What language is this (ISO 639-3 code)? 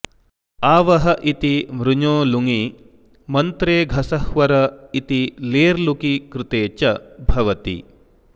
san